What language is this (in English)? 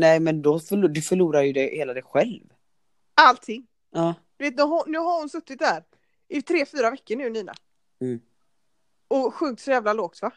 Swedish